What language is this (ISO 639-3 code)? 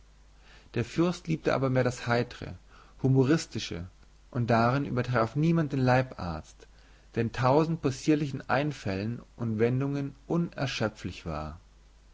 deu